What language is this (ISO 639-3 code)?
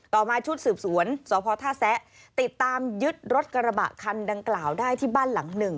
tha